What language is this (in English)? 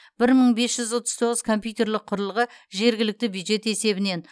Kazakh